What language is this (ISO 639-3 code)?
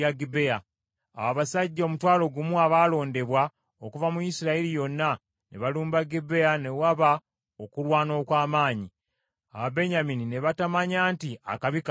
lug